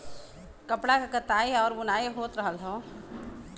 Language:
Bhojpuri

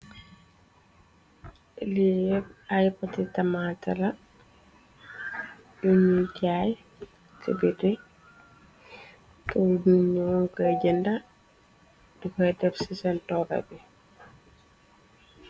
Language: Wolof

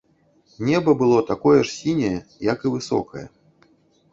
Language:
Belarusian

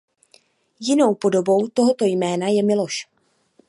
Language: Czech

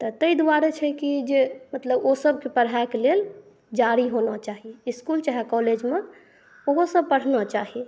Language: Maithili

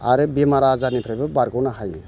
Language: Bodo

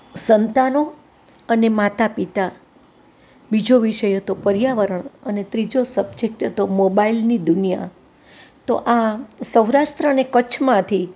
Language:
Gujarati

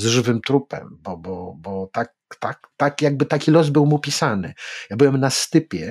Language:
Polish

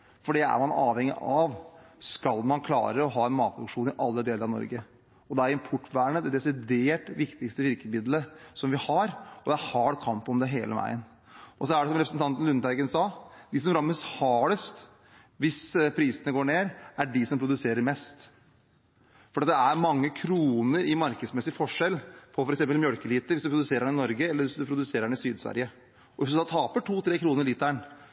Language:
Norwegian Bokmål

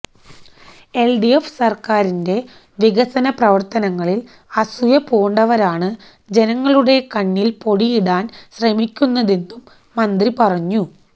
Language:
Malayalam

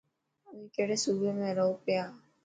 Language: Dhatki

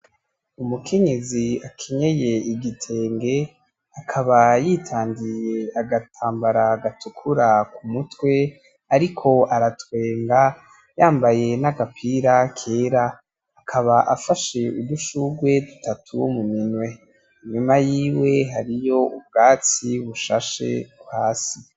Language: Rundi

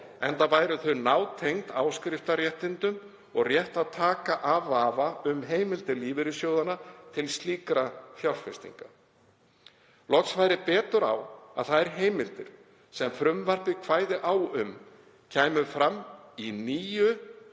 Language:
Icelandic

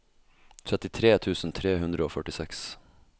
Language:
Norwegian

